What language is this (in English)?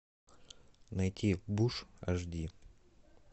Russian